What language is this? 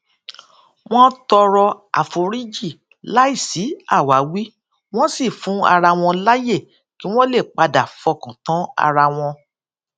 Yoruba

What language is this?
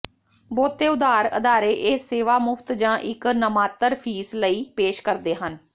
Punjabi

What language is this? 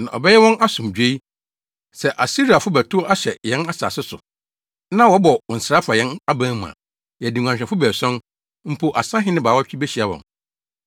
Akan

